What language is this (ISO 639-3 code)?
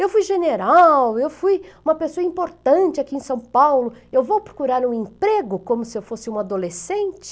por